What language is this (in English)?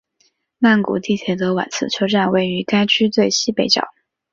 Chinese